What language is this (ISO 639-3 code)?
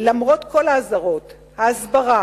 heb